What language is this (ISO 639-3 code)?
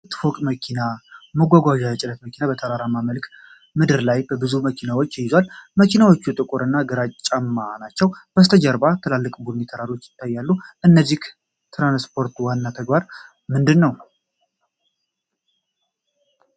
amh